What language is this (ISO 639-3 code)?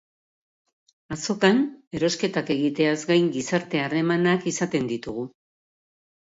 eus